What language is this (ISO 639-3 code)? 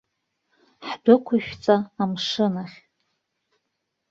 abk